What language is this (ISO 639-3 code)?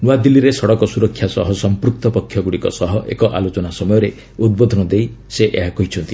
ori